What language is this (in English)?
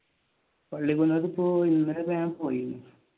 Malayalam